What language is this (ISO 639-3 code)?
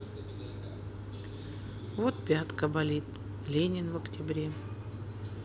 rus